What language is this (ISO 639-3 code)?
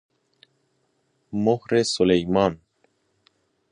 fas